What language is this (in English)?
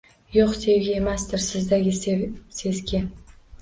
Uzbek